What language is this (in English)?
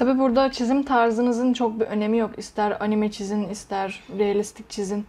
Turkish